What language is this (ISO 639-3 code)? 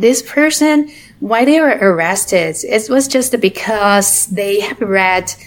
eng